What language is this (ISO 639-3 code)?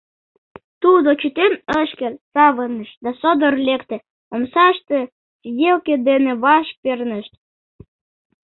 chm